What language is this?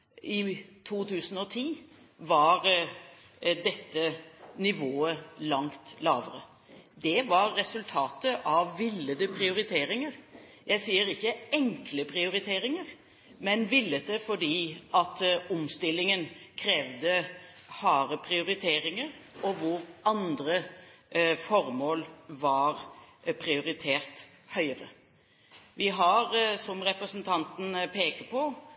Norwegian Bokmål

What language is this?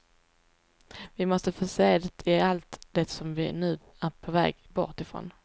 Swedish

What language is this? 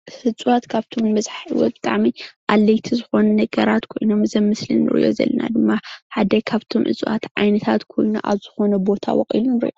Tigrinya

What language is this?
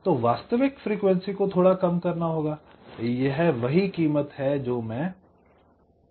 Hindi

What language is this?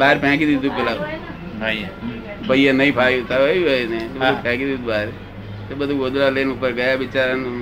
Gujarati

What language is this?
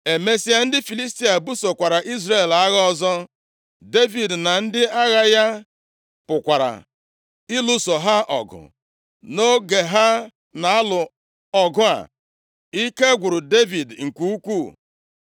Igbo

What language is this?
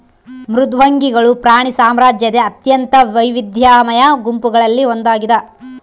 Kannada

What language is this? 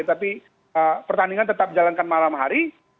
Indonesian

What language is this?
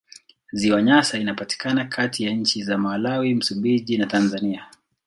Swahili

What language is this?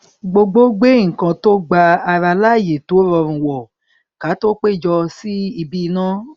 Yoruba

